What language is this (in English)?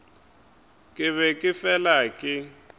Northern Sotho